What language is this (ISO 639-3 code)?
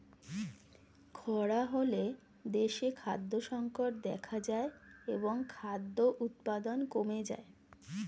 ben